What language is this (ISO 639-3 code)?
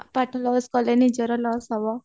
ori